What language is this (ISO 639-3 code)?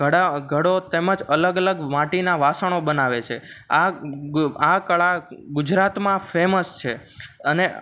guj